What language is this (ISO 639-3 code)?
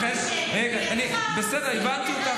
heb